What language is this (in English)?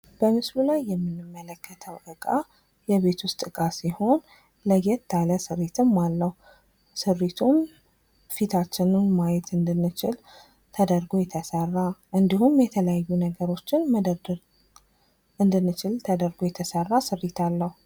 Amharic